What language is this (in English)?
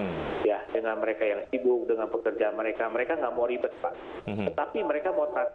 Indonesian